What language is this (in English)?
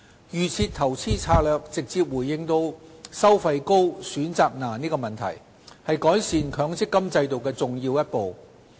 Cantonese